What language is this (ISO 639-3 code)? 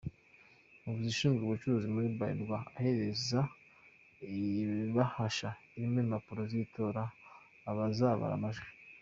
kin